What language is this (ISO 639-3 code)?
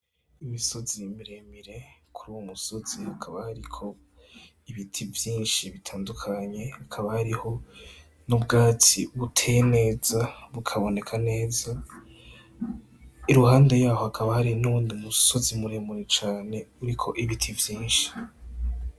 run